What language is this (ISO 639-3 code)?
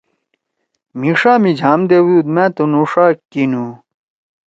trw